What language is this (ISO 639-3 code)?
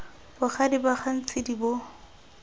tsn